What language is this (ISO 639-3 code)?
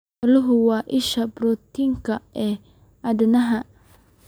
som